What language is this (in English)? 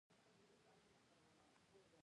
Pashto